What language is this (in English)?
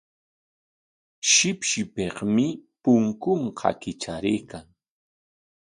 Corongo Ancash Quechua